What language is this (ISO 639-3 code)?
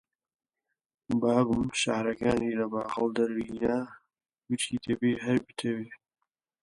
ckb